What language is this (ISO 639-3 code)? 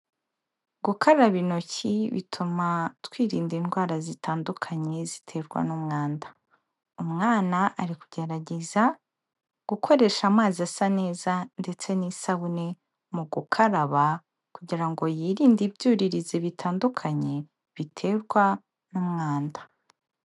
kin